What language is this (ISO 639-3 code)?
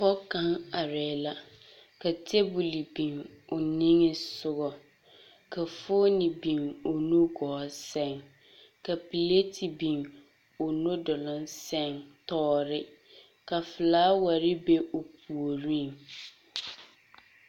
dga